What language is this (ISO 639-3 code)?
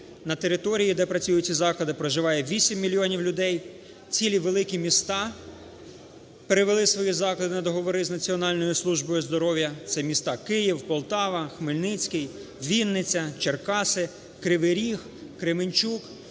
ukr